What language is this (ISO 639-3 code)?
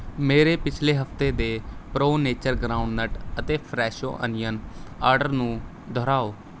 pan